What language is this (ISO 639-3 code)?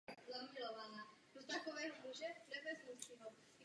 ces